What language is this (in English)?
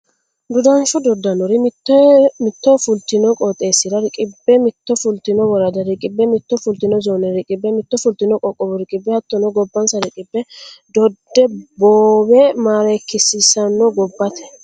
Sidamo